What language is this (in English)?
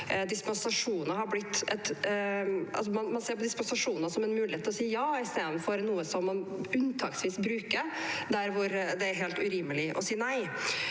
Norwegian